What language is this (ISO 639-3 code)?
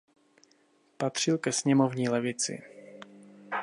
ces